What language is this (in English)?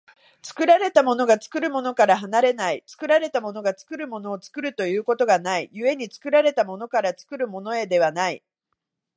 Japanese